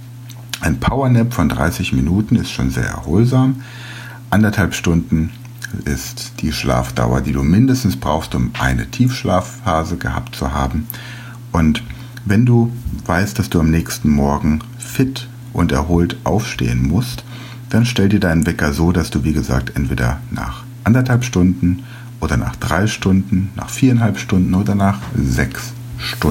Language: German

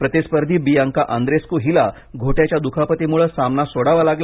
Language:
Marathi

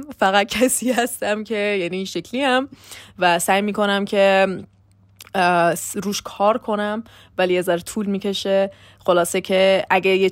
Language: Persian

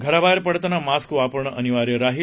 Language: Marathi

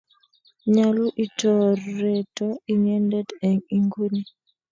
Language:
Kalenjin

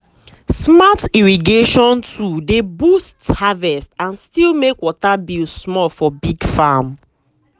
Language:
Nigerian Pidgin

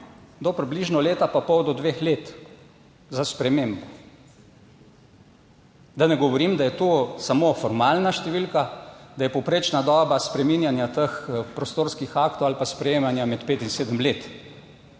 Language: Slovenian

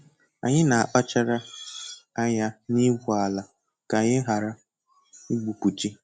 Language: Igbo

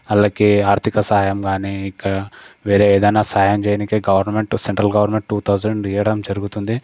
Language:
Telugu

